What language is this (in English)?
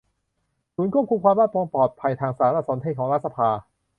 Thai